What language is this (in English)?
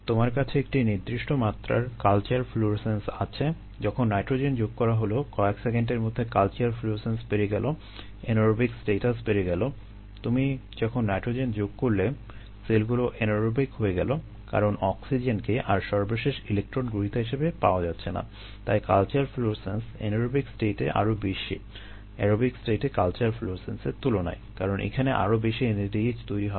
Bangla